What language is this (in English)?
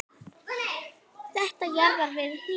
Icelandic